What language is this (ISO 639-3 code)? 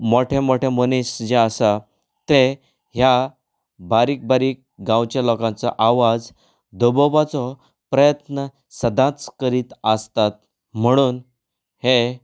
kok